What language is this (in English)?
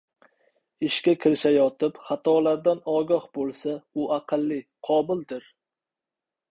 Uzbek